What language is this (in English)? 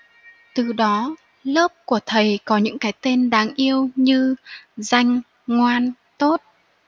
Vietnamese